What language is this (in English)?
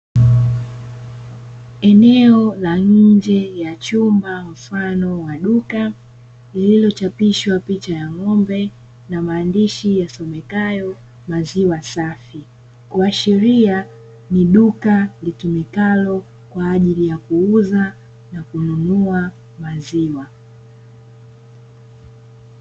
Swahili